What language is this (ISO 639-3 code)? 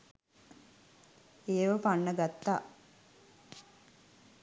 sin